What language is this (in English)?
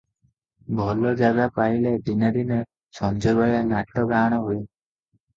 Odia